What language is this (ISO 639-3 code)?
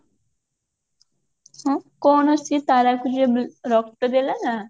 ori